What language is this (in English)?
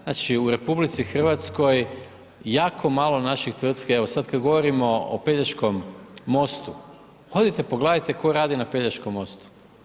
Croatian